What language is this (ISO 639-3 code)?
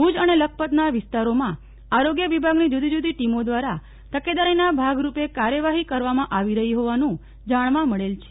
guj